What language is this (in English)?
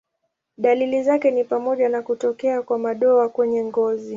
Swahili